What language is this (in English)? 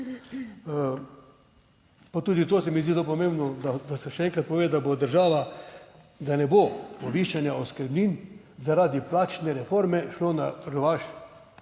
Slovenian